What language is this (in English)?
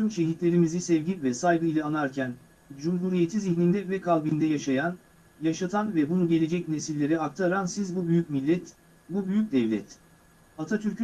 Turkish